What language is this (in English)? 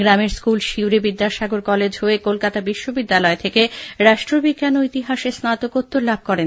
Bangla